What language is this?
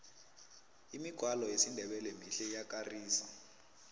South Ndebele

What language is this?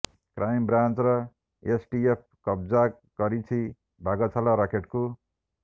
Odia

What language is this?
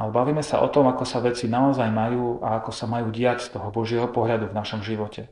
Slovak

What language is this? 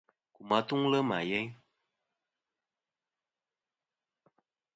Kom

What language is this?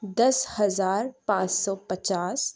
Urdu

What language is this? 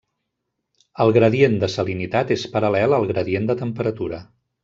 Catalan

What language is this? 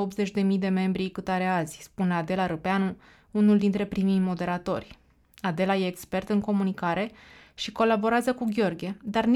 Romanian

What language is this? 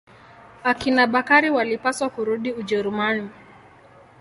Swahili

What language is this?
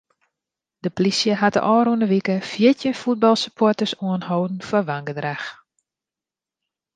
Western Frisian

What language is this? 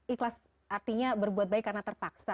Indonesian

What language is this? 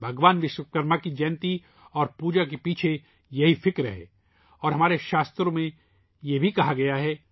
Urdu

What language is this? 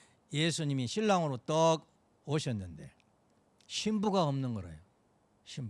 Korean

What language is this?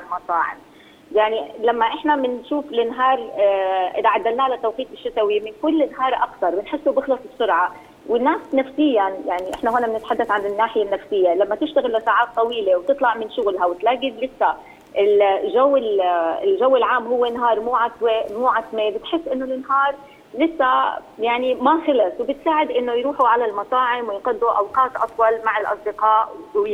Arabic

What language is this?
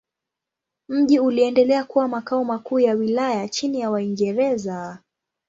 Swahili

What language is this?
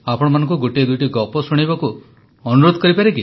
Odia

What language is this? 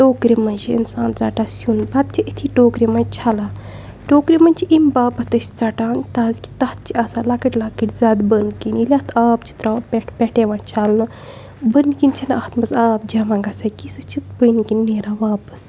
Kashmiri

